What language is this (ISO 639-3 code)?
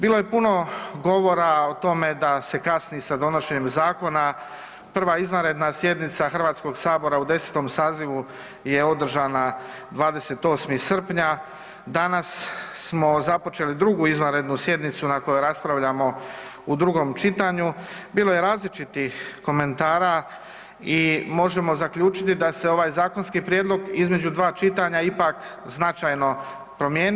hrv